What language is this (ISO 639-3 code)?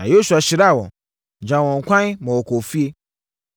aka